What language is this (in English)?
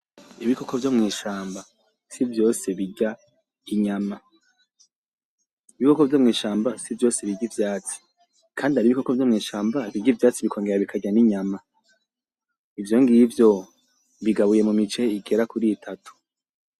Rundi